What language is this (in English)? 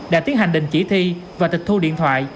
Vietnamese